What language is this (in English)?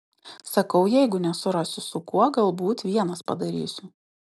Lithuanian